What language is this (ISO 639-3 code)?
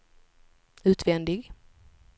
swe